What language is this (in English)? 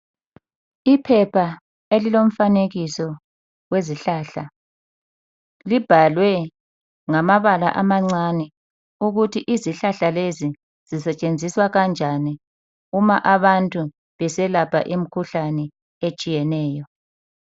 North Ndebele